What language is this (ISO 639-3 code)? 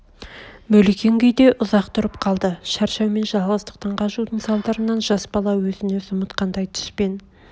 kaz